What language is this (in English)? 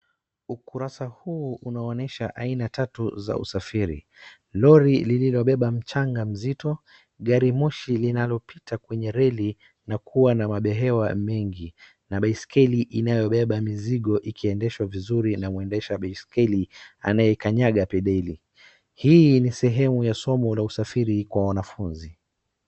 Swahili